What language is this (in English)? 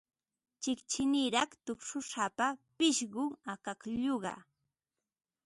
Ambo-Pasco Quechua